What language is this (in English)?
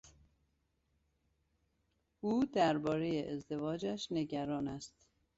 Persian